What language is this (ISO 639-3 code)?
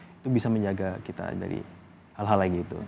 ind